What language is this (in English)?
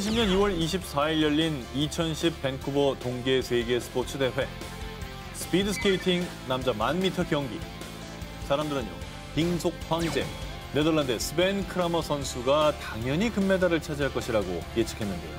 Korean